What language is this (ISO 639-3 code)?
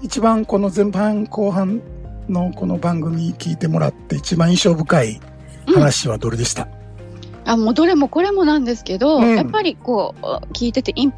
jpn